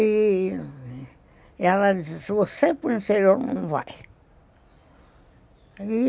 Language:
Portuguese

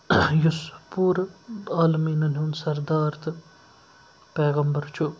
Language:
Kashmiri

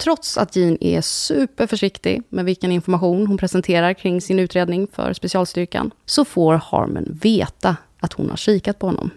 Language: Swedish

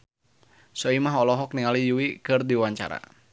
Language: Sundanese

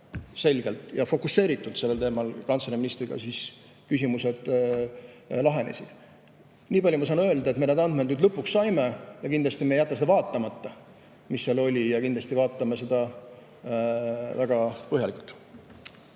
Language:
Estonian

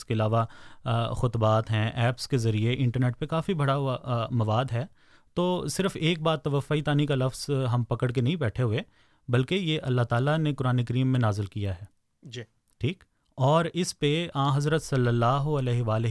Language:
Urdu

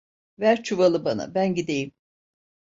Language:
Turkish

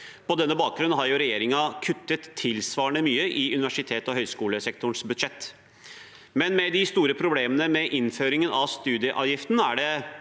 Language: Norwegian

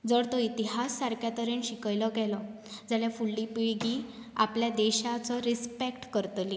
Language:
Konkani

